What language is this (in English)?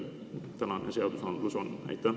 Estonian